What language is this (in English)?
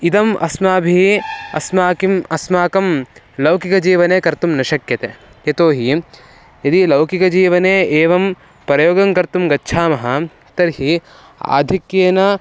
Sanskrit